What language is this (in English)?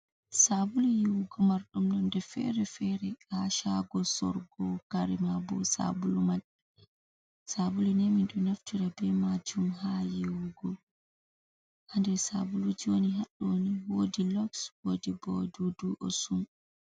Fula